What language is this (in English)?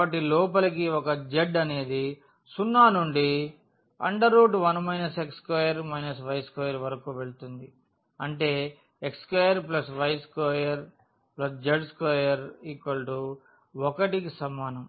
Telugu